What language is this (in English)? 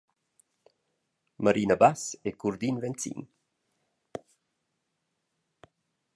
Romansh